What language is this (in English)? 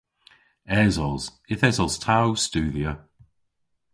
Cornish